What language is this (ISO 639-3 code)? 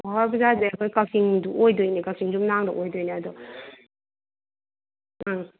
mni